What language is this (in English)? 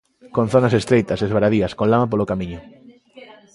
Galician